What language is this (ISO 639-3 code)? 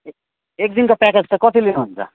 nep